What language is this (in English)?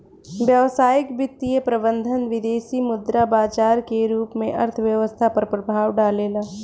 Bhojpuri